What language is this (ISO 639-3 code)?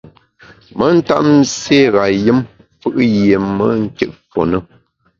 bax